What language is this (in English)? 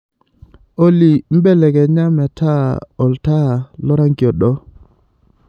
Masai